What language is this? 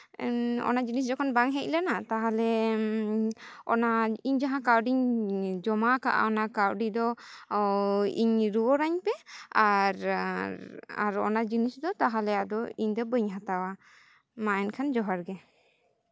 Santali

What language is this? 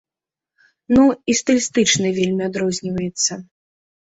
Belarusian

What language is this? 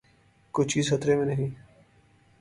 Urdu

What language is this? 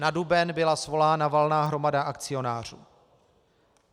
Czech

